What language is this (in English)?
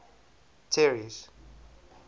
English